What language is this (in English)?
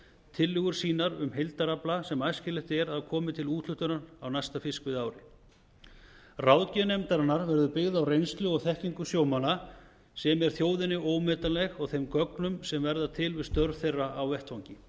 Icelandic